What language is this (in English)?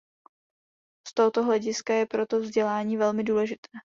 Czech